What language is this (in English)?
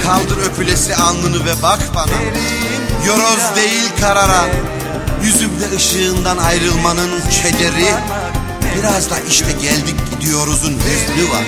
Turkish